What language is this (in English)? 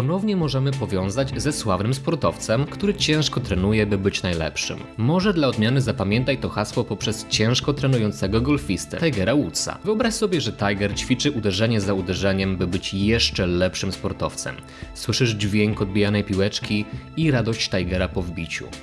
Polish